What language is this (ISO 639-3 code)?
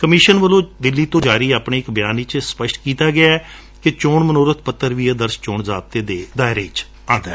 pan